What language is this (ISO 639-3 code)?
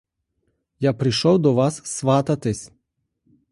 ukr